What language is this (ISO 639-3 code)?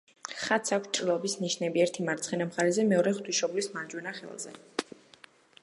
kat